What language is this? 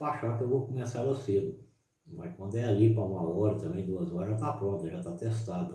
Portuguese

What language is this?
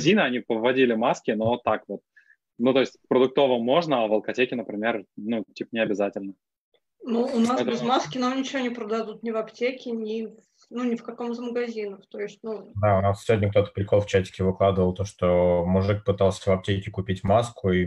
Russian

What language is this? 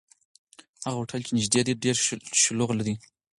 Pashto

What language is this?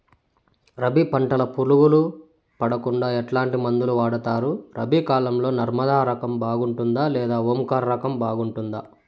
Telugu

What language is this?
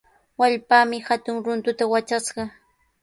Sihuas Ancash Quechua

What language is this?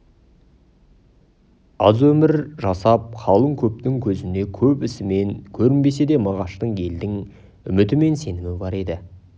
Kazakh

